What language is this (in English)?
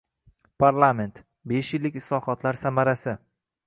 Uzbek